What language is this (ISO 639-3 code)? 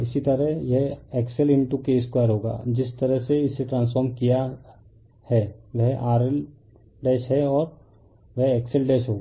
hin